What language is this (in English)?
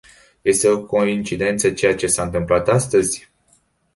Romanian